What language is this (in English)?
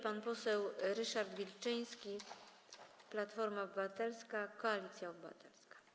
Polish